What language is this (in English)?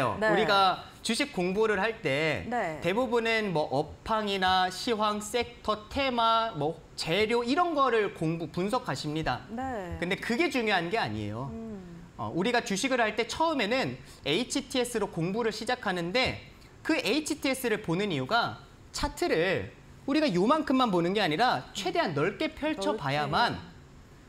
Korean